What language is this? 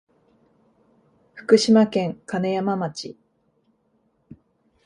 Japanese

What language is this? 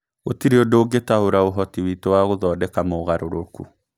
Kikuyu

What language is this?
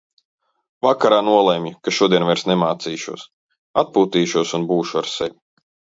Latvian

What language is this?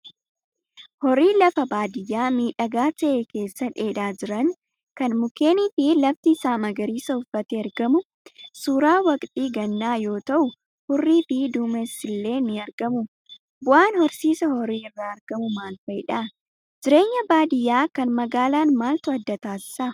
Oromo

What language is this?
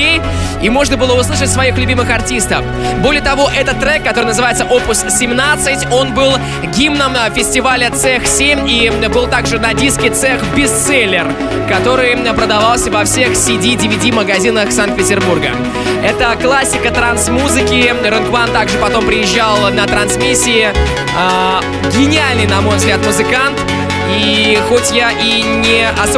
Russian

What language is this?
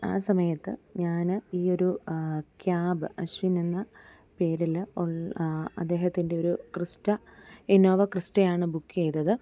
Malayalam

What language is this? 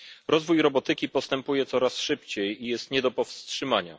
Polish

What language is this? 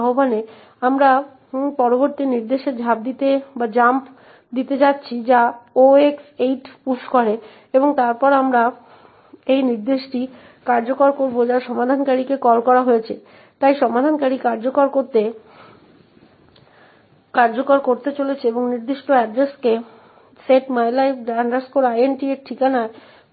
Bangla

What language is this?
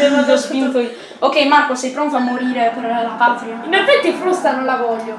Italian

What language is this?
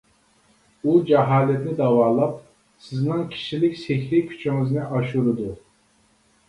Uyghur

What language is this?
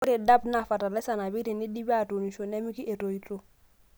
Masai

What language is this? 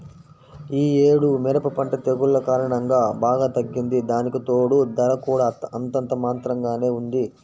Telugu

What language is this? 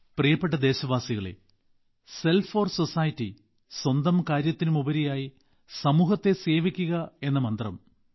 Malayalam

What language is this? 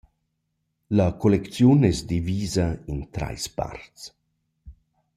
Romansh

